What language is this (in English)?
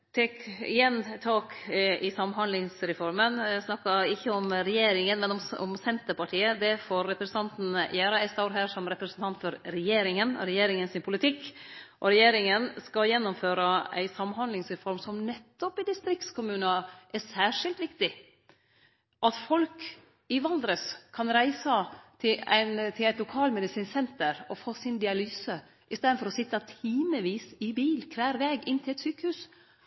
Norwegian Nynorsk